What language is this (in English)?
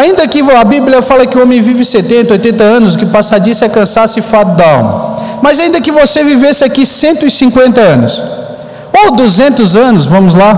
Portuguese